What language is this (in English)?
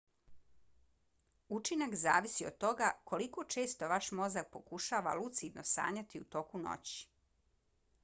Bosnian